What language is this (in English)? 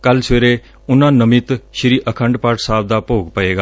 Punjabi